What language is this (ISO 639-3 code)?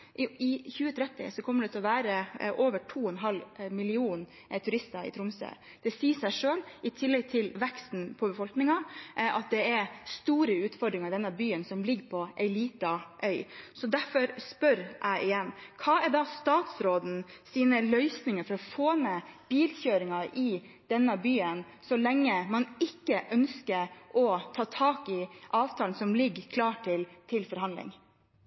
nor